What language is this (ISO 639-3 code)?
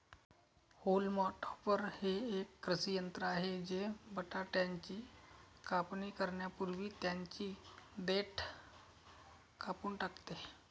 mar